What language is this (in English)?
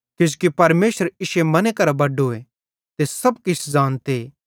Bhadrawahi